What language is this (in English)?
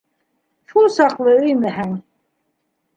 Bashkir